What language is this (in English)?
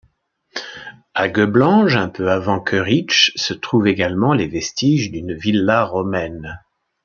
French